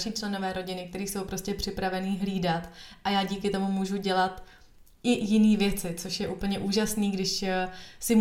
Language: Czech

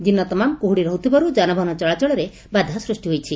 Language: Odia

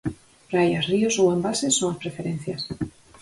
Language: Galician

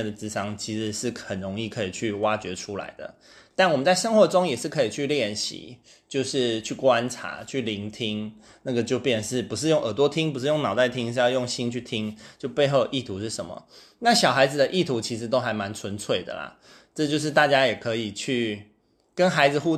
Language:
Chinese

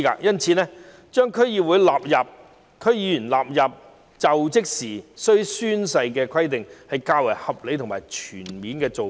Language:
Cantonese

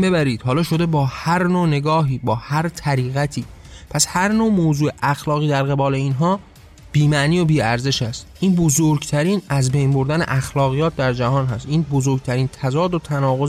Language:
Persian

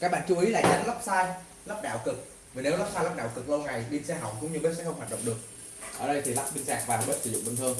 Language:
Vietnamese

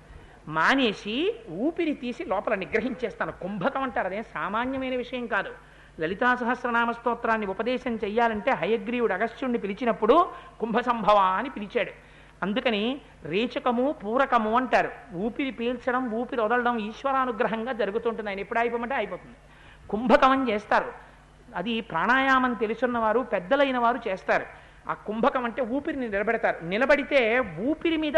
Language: Telugu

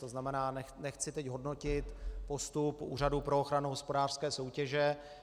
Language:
Czech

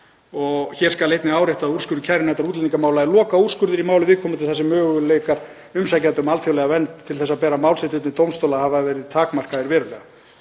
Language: Icelandic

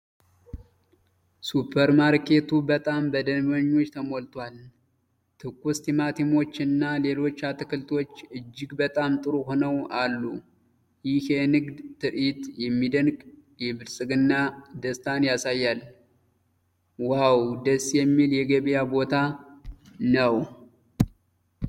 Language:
Amharic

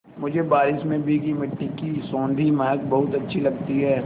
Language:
Hindi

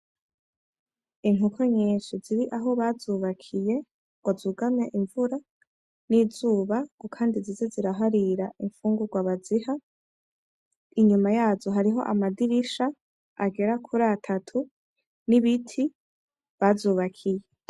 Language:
Rundi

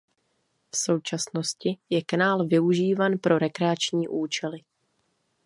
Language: Czech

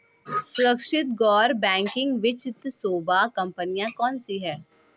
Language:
Hindi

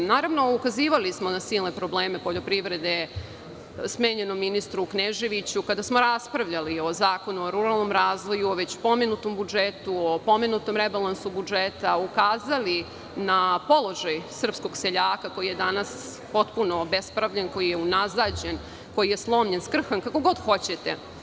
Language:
Serbian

